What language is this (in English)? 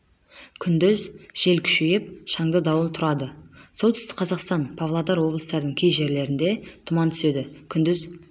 Kazakh